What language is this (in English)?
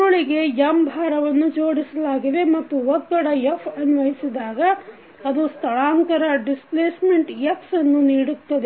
Kannada